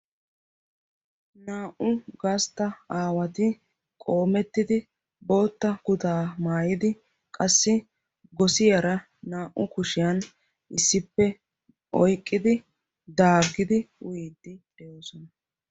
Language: Wolaytta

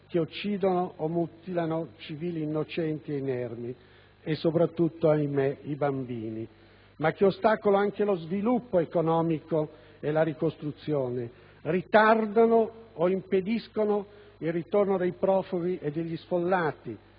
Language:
Italian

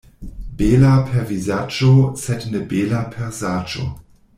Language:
Esperanto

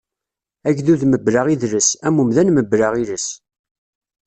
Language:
Kabyle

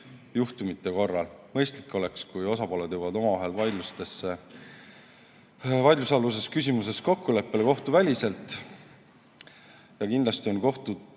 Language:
Estonian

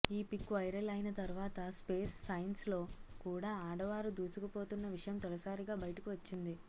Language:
Telugu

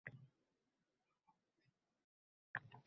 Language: Uzbek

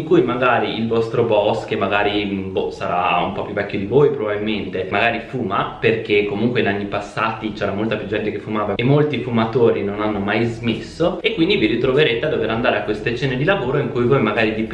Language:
Italian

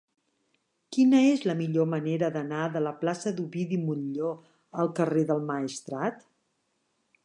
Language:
Catalan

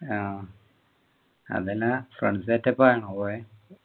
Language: Malayalam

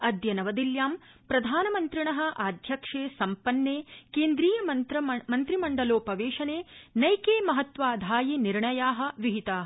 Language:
Sanskrit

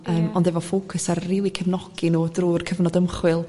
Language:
Welsh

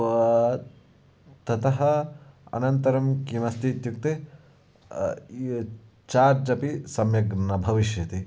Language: Sanskrit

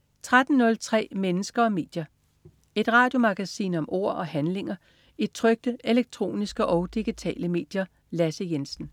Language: Danish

